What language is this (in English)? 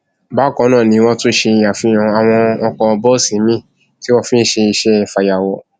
Yoruba